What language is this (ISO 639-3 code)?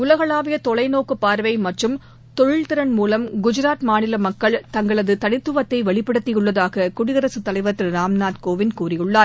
tam